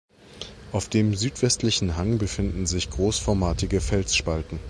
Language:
German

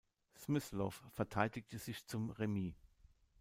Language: German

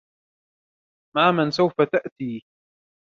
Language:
Arabic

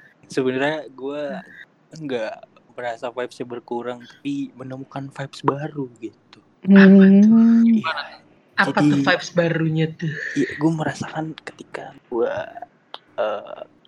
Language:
Indonesian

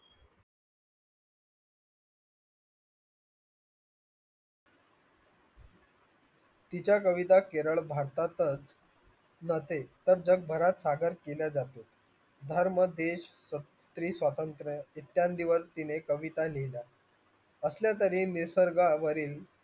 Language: Marathi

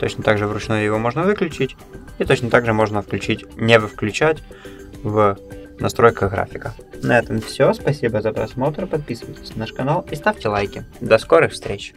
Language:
Russian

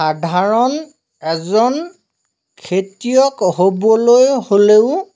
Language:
Assamese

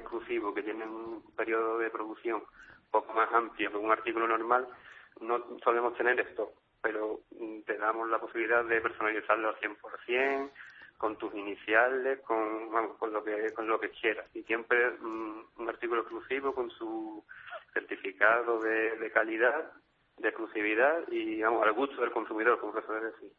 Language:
Spanish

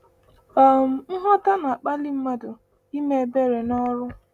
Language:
Igbo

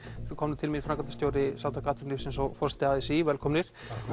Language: Icelandic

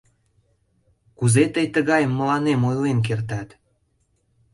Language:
Mari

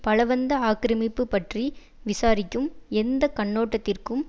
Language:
Tamil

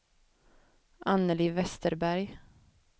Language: Swedish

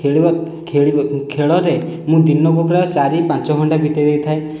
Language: Odia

